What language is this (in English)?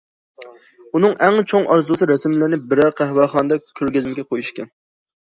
Uyghur